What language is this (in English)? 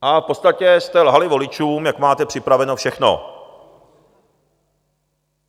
Czech